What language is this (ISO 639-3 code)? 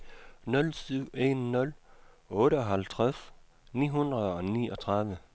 dan